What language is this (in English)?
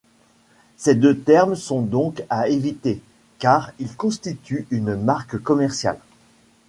French